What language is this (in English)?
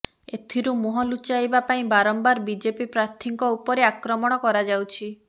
Odia